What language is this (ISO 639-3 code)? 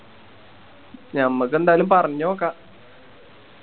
mal